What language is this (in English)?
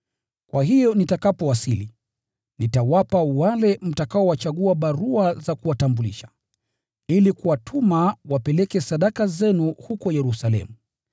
Swahili